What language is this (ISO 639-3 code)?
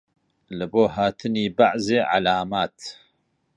ckb